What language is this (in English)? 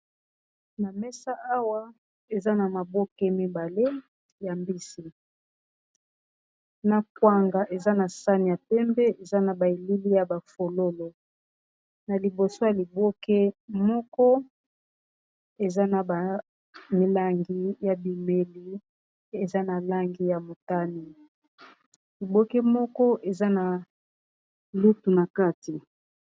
Lingala